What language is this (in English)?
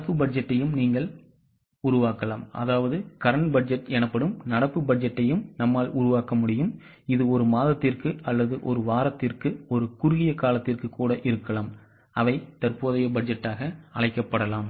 Tamil